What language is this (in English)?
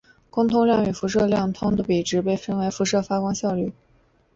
Chinese